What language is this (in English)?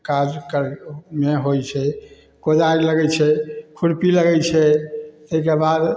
Maithili